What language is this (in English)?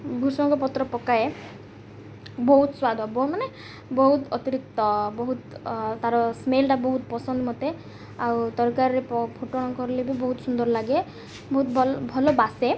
Odia